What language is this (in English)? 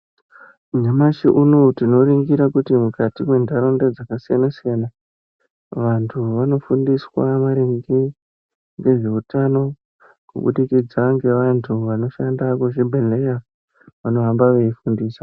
Ndau